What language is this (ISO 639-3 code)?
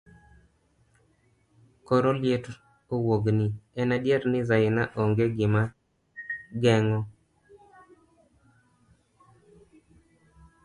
luo